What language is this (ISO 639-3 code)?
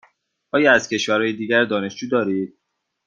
fas